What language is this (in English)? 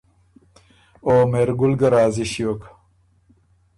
Ormuri